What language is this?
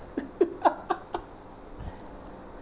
English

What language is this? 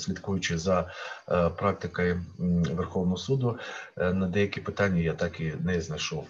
Ukrainian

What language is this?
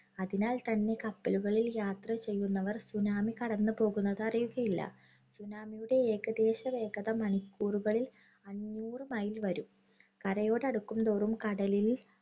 Malayalam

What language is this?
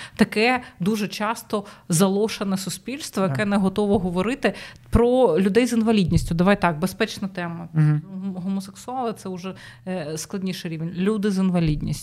Ukrainian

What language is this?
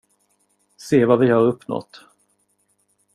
Swedish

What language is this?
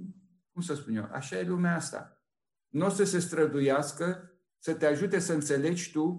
Romanian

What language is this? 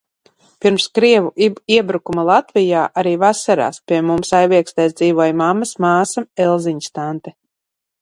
Latvian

